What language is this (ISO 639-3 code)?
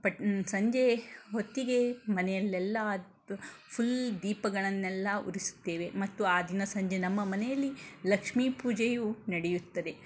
kan